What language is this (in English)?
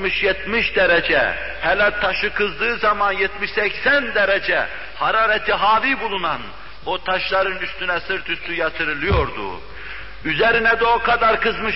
Turkish